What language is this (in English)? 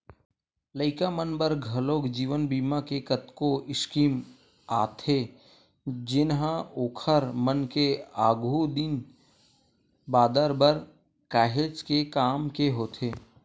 Chhattisgarhi